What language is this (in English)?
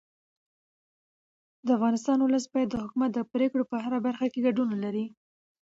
Pashto